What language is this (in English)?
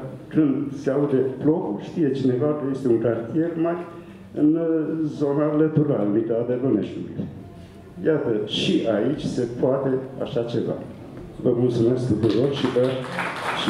Romanian